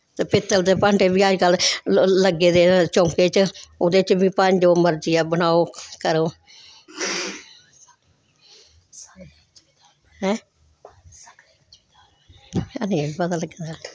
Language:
Dogri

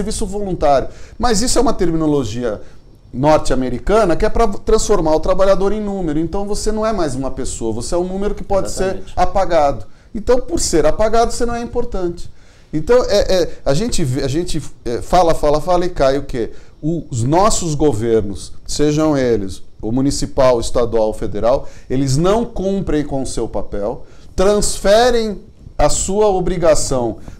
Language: Portuguese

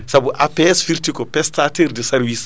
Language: Fula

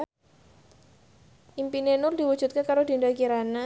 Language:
Javanese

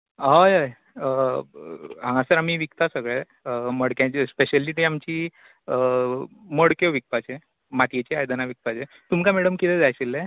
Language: Konkani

